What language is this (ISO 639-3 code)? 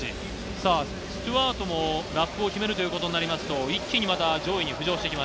jpn